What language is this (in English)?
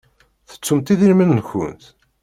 Kabyle